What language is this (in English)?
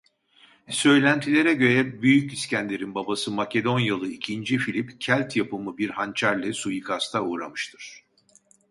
Turkish